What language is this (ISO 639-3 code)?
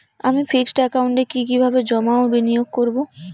ben